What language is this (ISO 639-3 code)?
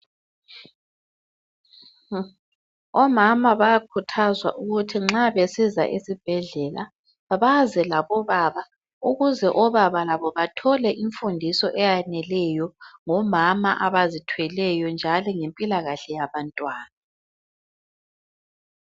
nde